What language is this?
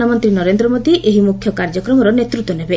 Odia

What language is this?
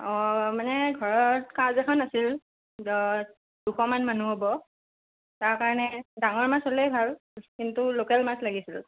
Assamese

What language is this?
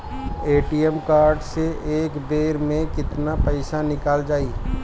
Bhojpuri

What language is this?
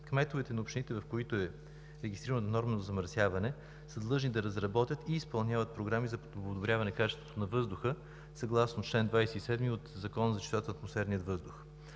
Bulgarian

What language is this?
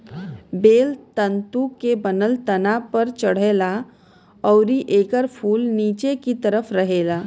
Bhojpuri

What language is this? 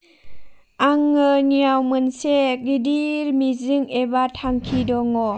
Bodo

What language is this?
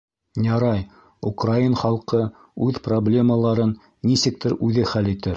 Bashkir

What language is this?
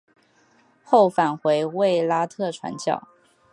Chinese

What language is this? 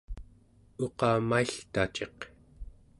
Central Yupik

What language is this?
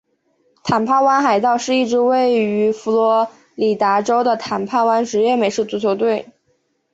Chinese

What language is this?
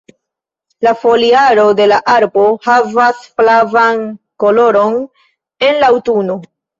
Esperanto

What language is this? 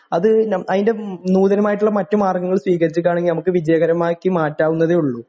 Malayalam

